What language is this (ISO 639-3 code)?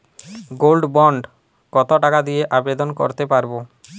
ben